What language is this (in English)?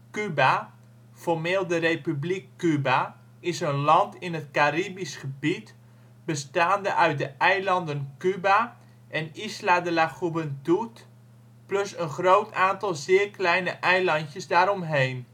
Dutch